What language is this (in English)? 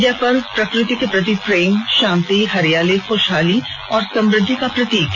Hindi